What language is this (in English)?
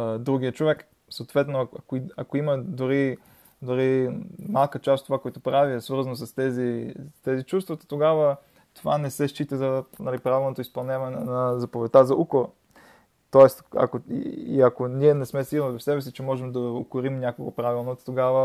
Bulgarian